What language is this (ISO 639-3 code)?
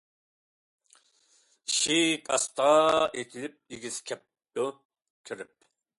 uig